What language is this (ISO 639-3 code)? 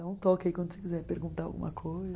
por